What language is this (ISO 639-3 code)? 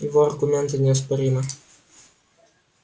rus